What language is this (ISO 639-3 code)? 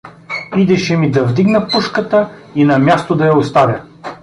bul